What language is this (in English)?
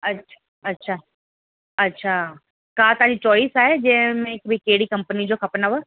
Sindhi